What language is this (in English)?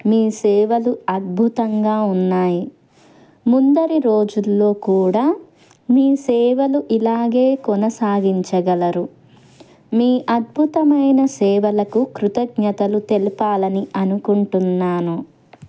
Telugu